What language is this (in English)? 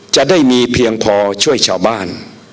Thai